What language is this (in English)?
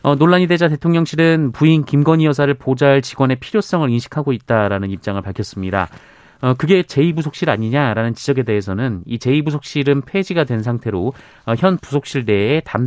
Korean